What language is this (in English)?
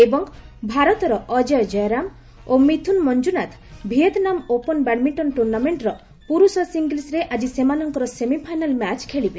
Odia